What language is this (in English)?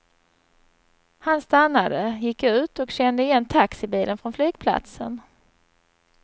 Swedish